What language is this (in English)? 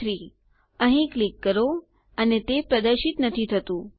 Gujarati